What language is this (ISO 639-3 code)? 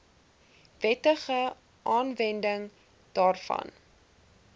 afr